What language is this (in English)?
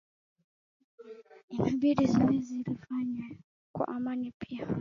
Swahili